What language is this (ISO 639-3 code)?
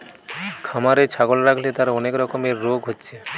ben